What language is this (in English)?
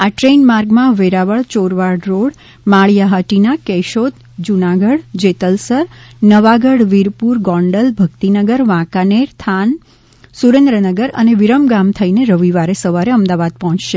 Gujarati